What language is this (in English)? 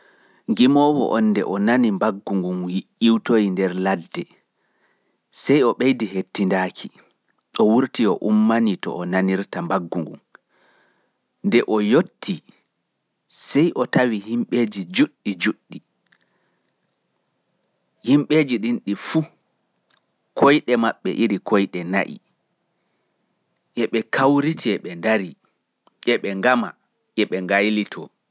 Pular